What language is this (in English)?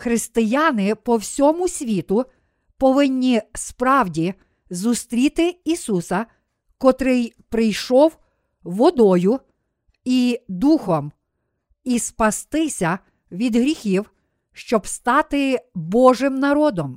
Ukrainian